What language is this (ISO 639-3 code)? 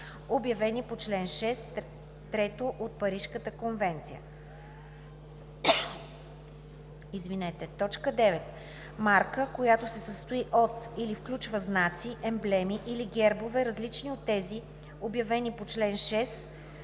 bul